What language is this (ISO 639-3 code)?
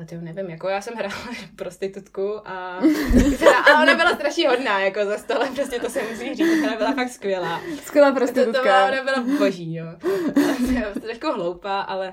ces